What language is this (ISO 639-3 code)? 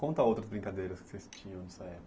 por